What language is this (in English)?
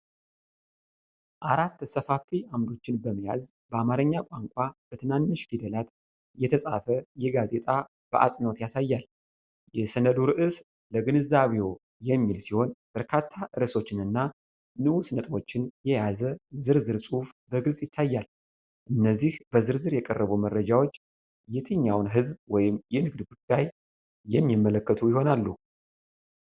Amharic